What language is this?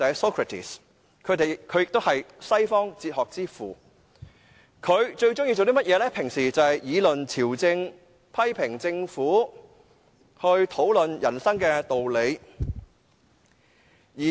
Cantonese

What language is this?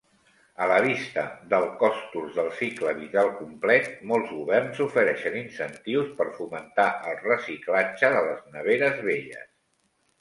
Catalan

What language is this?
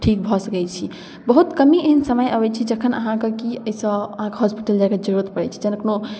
Maithili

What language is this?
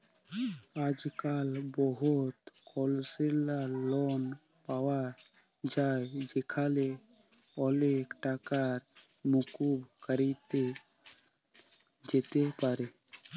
Bangla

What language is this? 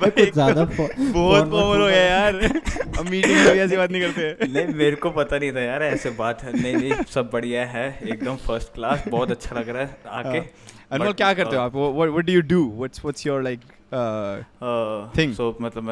Hindi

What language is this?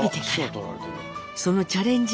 Japanese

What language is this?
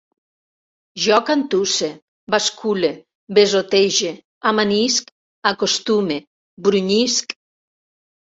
Catalan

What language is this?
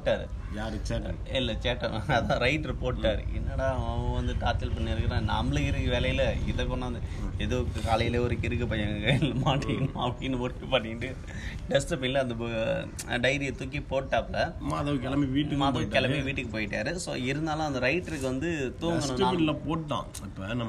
Tamil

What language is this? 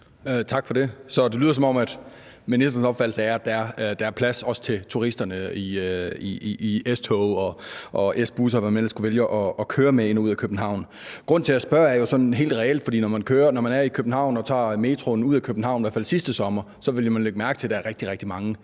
Danish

